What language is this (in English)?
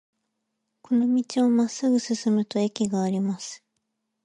Japanese